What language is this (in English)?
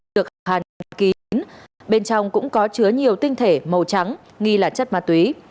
Vietnamese